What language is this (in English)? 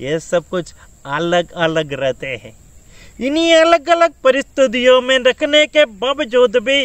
Hindi